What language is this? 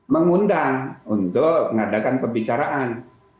Indonesian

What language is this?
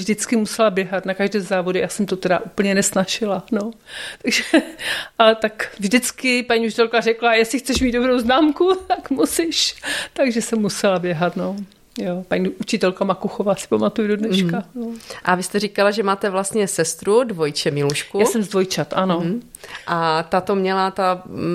Czech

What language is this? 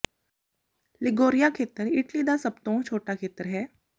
Punjabi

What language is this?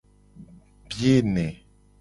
Gen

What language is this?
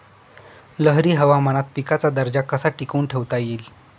Marathi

